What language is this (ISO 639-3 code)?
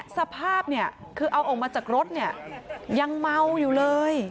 tha